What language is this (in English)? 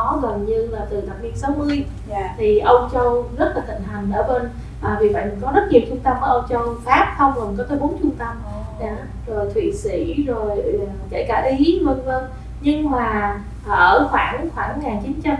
Vietnamese